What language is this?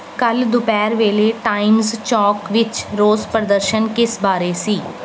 Punjabi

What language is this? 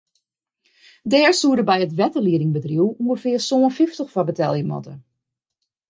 Western Frisian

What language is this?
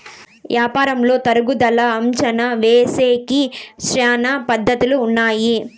Telugu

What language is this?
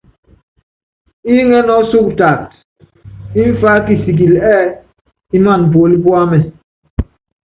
Yangben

